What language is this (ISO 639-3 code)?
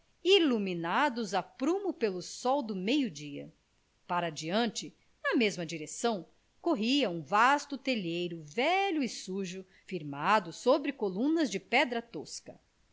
por